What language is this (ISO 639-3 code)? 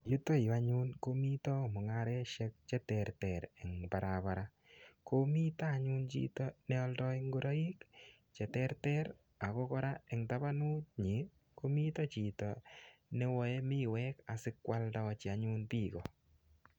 kln